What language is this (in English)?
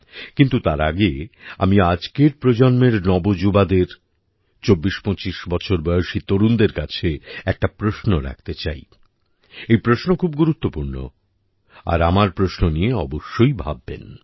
Bangla